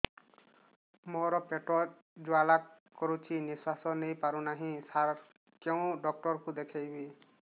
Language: Odia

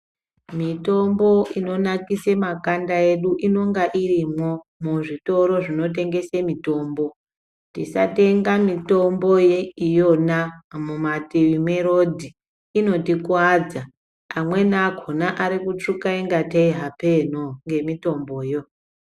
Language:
Ndau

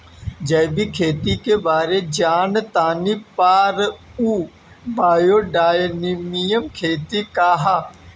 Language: Bhojpuri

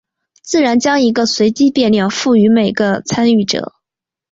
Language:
Chinese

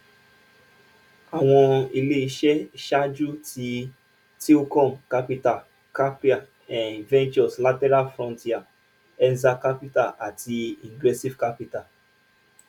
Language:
Yoruba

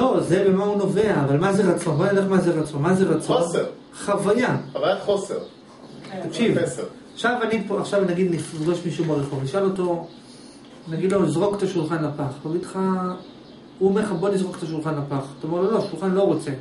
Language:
Hebrew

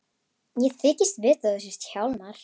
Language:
Icelandic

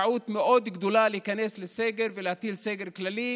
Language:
Hebrew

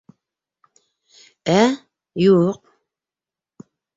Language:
Bashkir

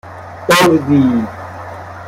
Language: Persian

